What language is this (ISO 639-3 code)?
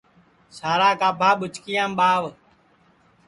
ssi